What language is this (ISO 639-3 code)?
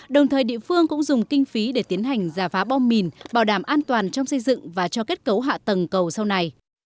vie